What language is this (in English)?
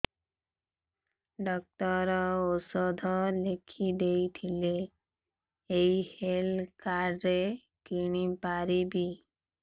Odia